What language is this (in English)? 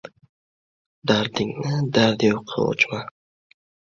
Uzbek